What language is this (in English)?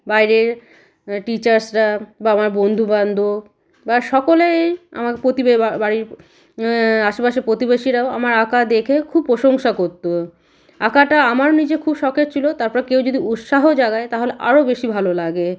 Bangla